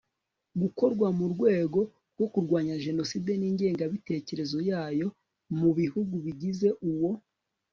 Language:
Kinyarwanda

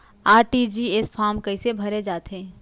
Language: Chhattisgarhi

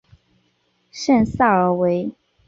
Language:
Chinese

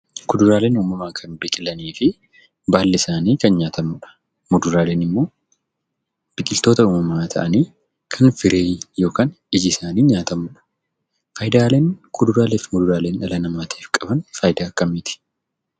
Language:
Oromo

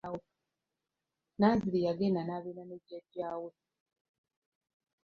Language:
Ganda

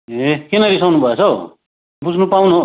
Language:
Nepali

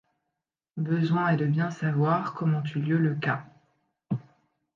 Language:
French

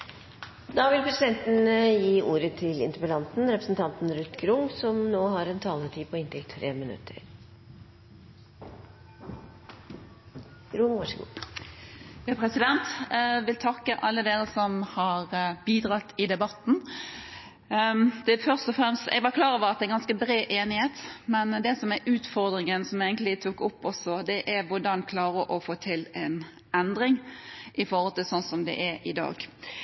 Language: Norwegian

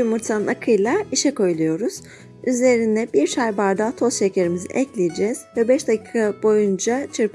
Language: Turkish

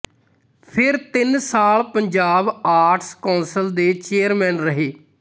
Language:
Punjabi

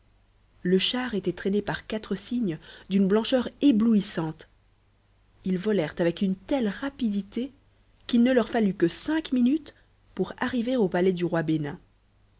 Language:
French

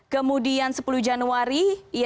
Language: Indonesian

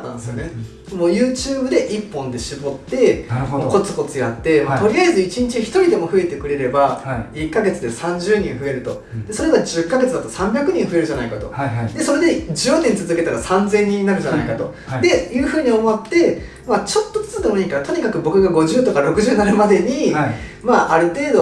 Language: Japanese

